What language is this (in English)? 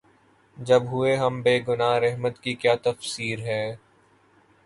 Urdu